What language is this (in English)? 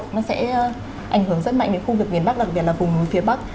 Vietnamese